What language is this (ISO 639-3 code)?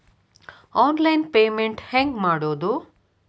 kan